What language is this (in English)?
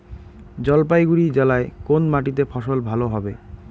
Bangla